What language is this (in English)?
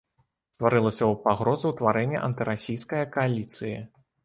Belarusian